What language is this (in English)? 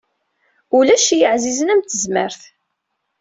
Kabyle